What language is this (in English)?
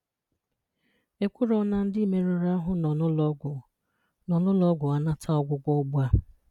Igbo